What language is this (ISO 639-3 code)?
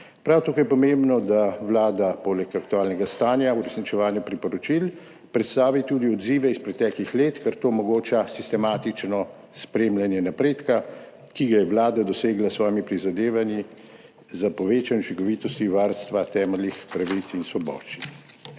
slv